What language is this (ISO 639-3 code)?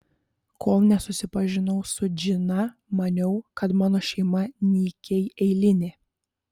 lit